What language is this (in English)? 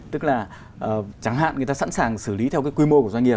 Vietnamese